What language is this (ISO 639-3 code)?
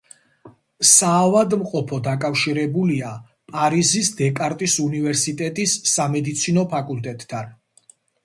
kat